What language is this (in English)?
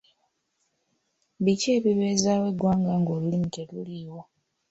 Ganda